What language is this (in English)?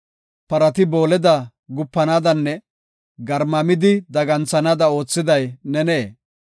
Gofa